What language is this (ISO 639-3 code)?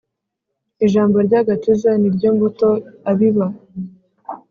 kin